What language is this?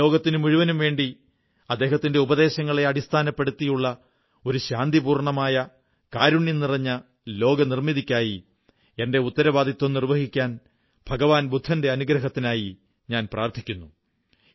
Malayalam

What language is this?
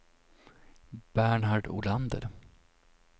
Swedish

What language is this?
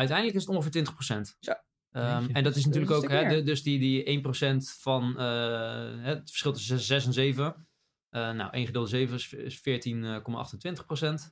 Dutch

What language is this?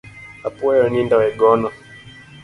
Luo (Kenya and Tanzania)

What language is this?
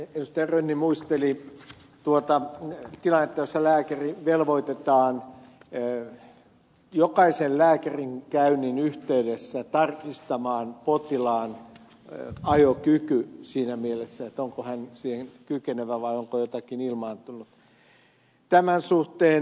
Finnish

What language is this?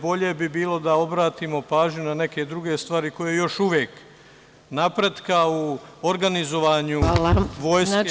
Serbian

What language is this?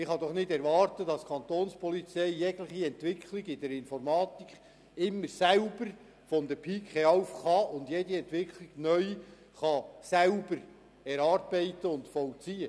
Swiss German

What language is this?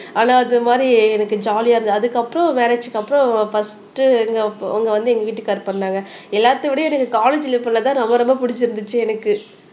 Tamil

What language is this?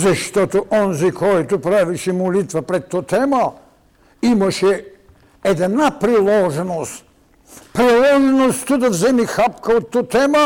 Bulgarian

